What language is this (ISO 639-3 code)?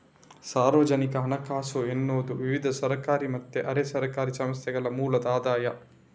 kan